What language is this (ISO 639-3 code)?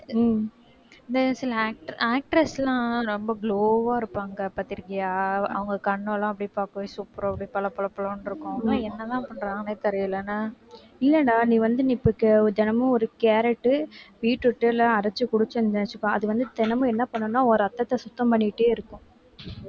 tam